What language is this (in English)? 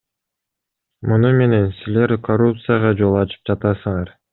Kyrgyz